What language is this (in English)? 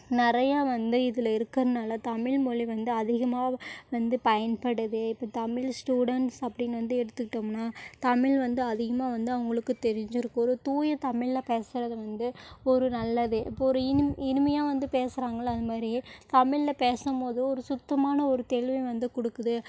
Tamil